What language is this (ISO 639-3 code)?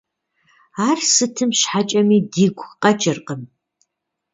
kbd